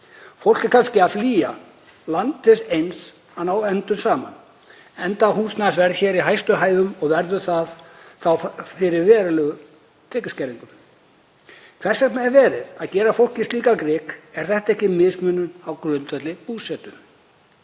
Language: Icelandic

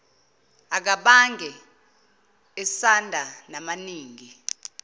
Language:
Zulu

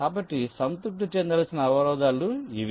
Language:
Telugu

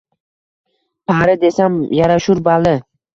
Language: Uzbek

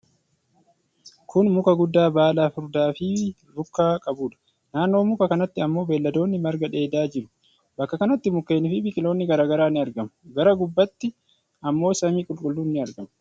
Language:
Oromo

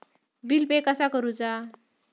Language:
Marathi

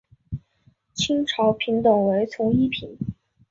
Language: Chinese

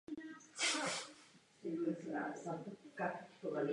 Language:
Czech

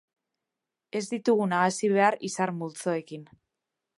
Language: Basque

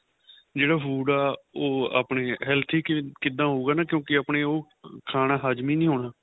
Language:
Punjabi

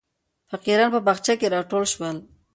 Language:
Pashto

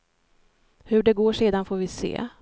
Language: Swedish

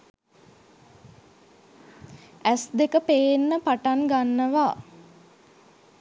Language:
Sinhala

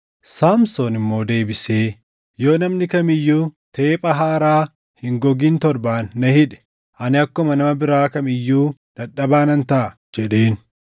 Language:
Oromo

